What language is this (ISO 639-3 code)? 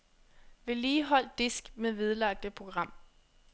dan